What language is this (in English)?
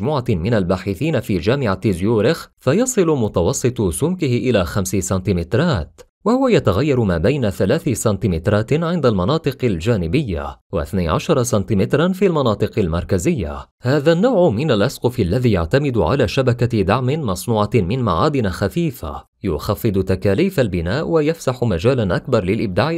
Arabic